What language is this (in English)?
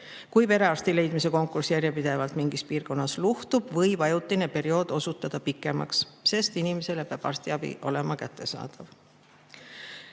Estonian